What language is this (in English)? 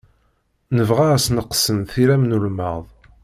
Kabyle